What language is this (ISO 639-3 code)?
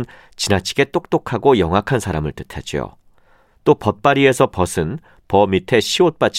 kor